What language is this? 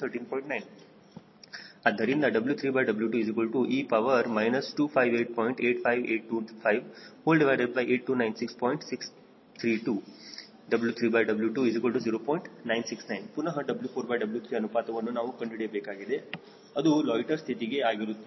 Kannada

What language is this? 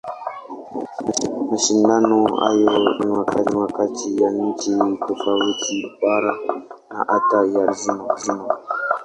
Swahili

